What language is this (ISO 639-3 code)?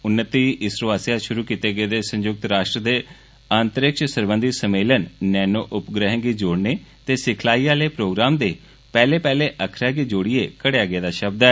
doi